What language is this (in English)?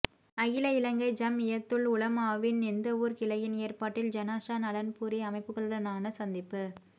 Tamil